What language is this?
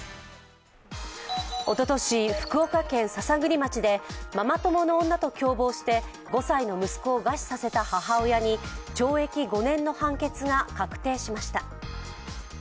Japanese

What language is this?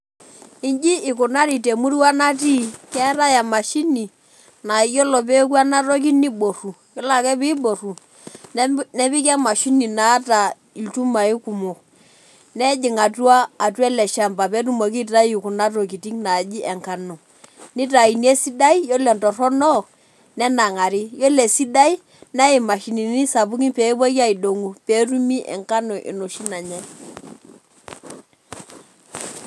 Masai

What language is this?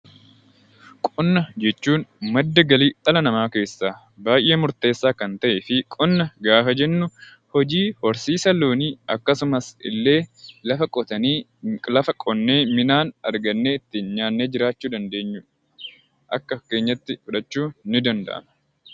Oromo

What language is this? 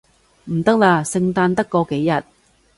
Cantonese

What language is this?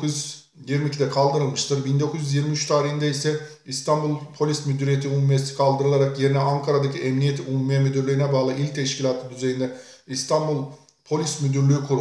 Turkish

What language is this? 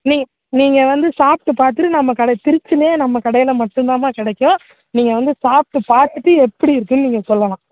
Tamil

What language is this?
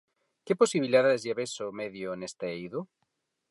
Galician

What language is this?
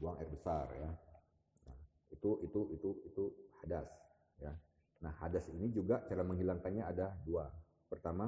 Indonesian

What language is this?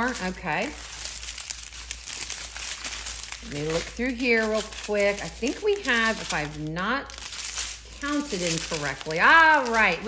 English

